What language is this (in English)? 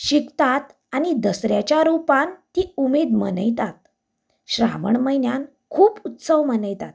Konkani